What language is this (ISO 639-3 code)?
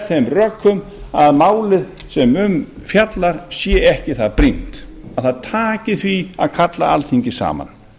isl